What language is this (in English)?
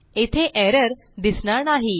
Marathi